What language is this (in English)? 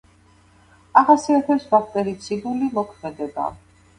Georgian